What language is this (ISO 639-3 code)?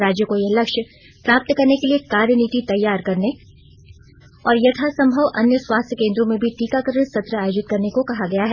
hin